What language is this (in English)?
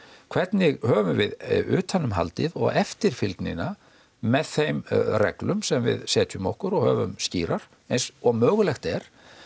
Icelandic